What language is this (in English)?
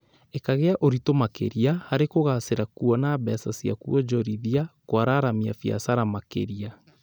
Kikuyu